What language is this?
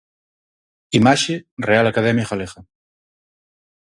Galician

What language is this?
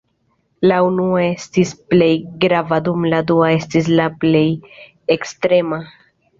Esperanto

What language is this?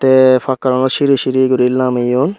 Chakma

